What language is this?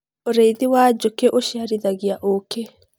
Kikuyu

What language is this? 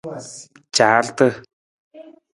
Nawdm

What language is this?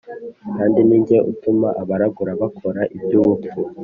Kinyarwanda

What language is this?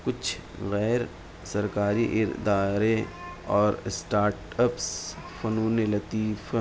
Urdu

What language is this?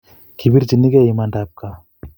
Kalenjin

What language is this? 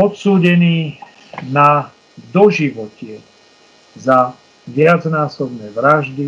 Slovak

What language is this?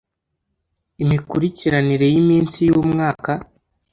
Kinyarwanda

